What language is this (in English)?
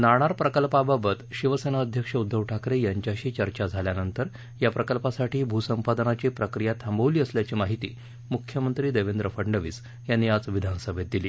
Marathi